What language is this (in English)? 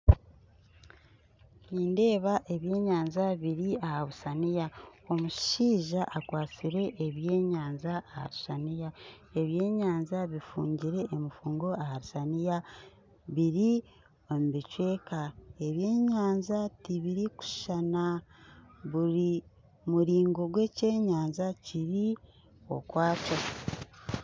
Nyankole